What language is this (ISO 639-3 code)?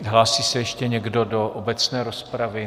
ces